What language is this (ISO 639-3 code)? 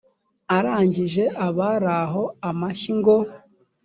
kin